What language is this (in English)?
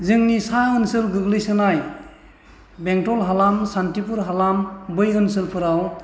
Bodo